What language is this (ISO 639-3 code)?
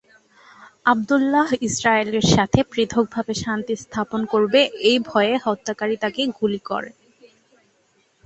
ben